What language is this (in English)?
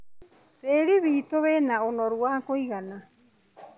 Kikuyu